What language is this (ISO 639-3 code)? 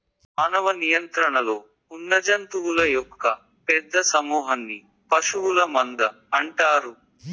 tel